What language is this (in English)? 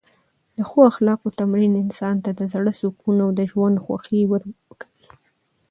Pashto